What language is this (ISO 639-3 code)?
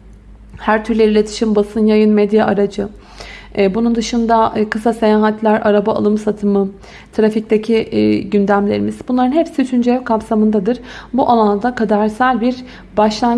tur